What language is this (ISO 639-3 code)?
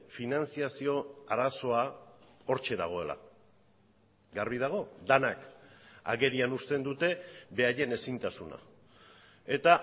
eus